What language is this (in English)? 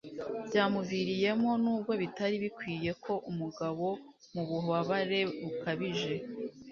Kinyarwanda